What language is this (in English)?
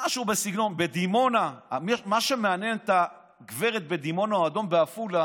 Hebrew